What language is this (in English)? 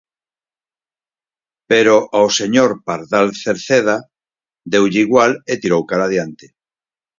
Galician